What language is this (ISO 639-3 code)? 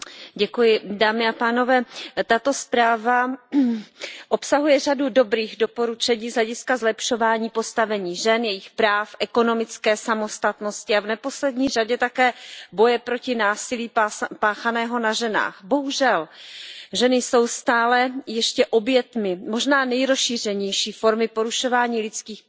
ces